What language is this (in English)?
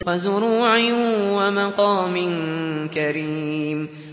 Arabic